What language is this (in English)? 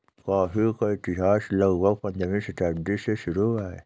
Hindi